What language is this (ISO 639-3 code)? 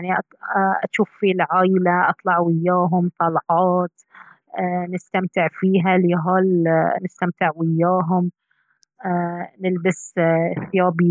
abv